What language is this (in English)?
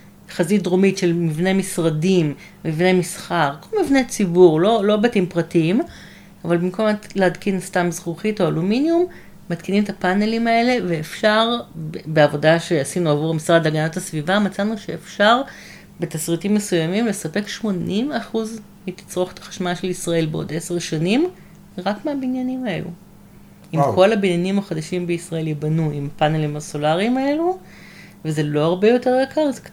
Hebrew